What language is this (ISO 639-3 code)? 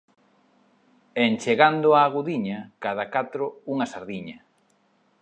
glg